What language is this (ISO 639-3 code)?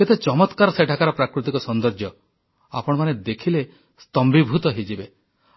ori